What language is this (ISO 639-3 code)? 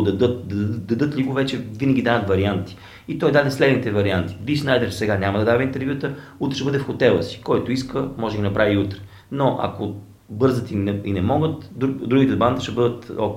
bul